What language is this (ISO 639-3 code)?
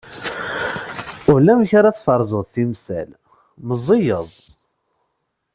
kab